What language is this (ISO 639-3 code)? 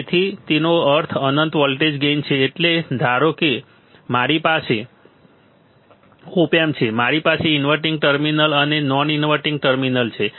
guj